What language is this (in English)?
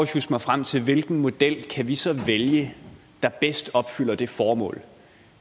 Danish